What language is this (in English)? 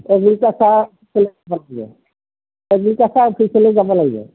Assamese